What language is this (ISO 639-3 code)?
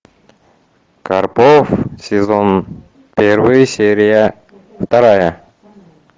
rus